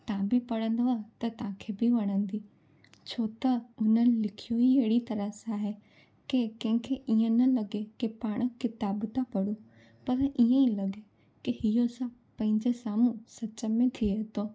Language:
Sindhi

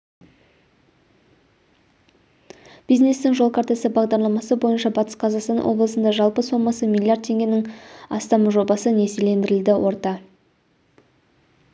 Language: Kazakh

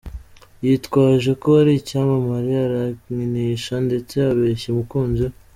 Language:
Kinyarwanda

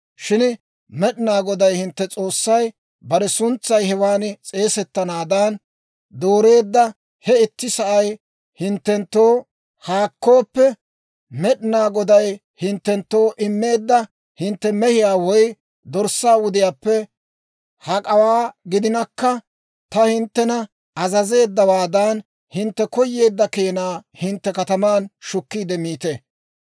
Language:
Dawro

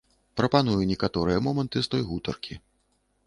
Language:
Belarusian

